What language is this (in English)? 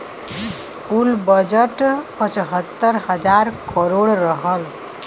Bhojpuri